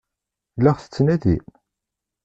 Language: Kabyle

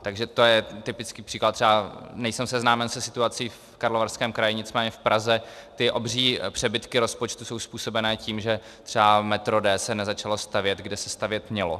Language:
Czech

